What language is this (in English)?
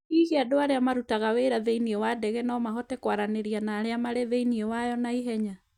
Kikuyu